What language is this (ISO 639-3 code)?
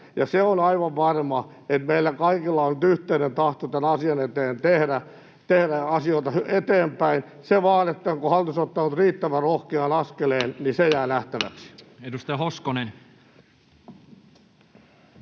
fin